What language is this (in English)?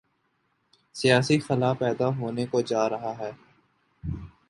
Urdu